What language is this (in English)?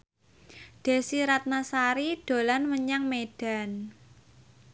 Javanese